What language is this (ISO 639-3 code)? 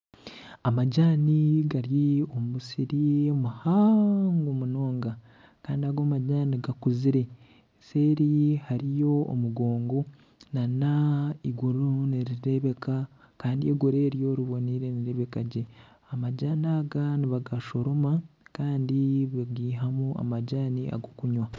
nyn